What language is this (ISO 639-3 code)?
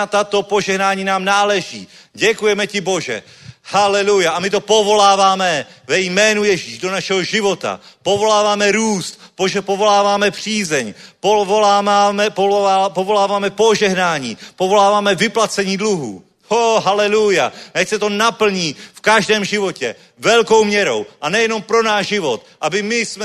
ces